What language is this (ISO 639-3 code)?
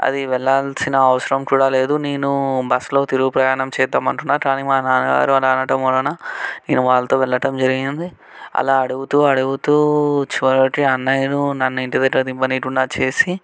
tel